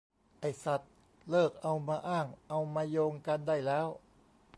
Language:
Thai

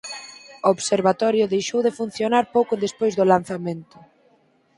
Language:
Galician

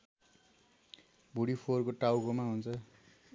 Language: Nepali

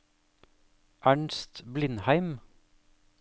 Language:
Norwegian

